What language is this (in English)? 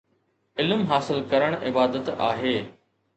Sindhi